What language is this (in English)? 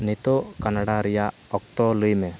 Santali